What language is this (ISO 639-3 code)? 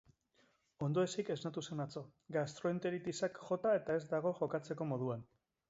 eus